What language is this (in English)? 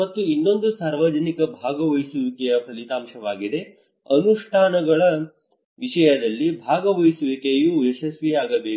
Kannada